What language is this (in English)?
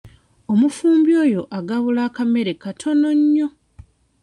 Ganda